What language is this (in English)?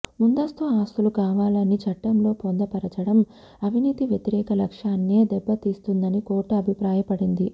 Telugu